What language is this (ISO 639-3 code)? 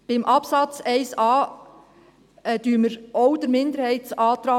gsw